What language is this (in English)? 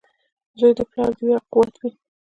Pashto